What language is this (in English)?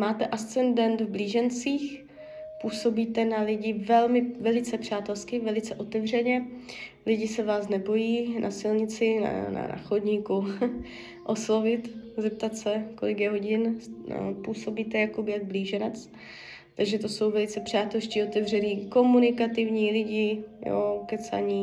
Czech